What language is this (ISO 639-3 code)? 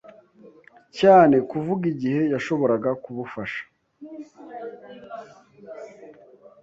kin